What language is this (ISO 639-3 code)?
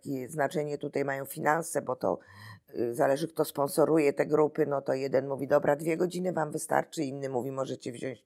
pol